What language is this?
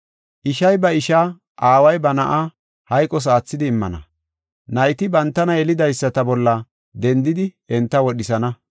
Gofa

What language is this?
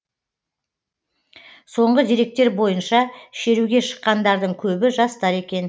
Kazakh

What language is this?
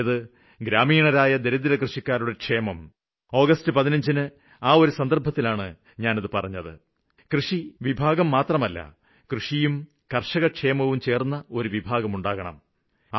Malayalam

